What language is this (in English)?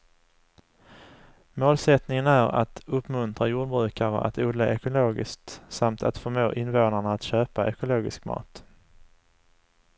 Swedish